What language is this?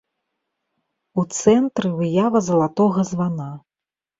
Belarusian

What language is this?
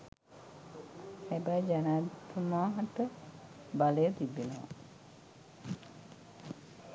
Sinhala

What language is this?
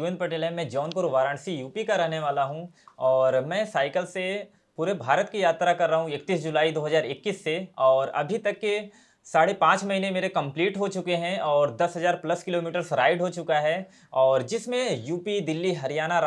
Hindi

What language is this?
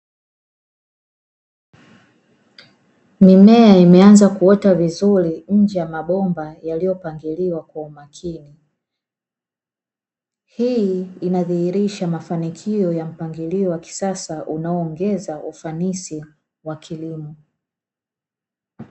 Swahili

